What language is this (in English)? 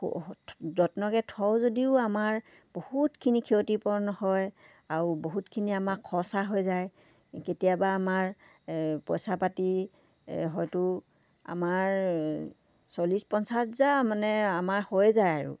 Assamese